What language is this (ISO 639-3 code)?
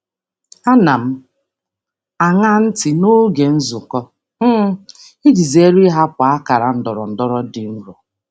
ibo